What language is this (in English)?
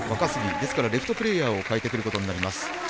Japanese